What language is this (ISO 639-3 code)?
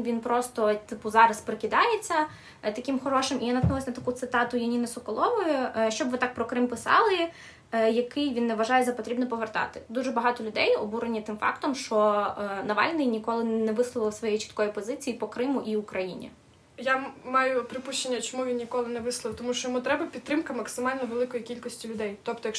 ukr